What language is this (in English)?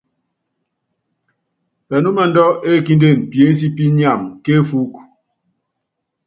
Yangben